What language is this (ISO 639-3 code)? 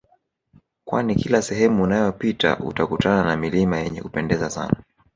swa